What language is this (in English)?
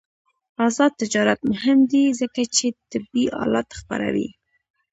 Pashto